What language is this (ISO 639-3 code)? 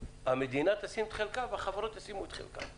heb